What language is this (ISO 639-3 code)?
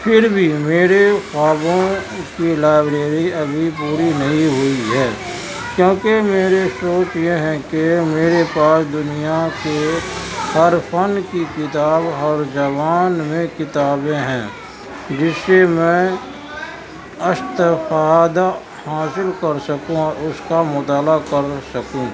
urd